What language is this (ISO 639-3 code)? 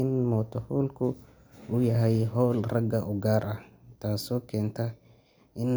som